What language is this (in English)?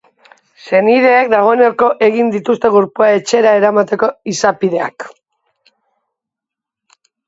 Basque